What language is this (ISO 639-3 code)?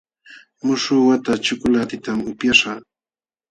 qxw